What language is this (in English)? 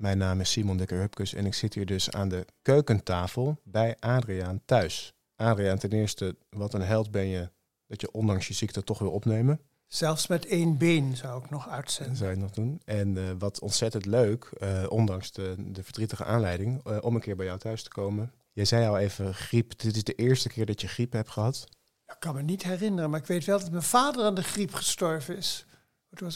Dutch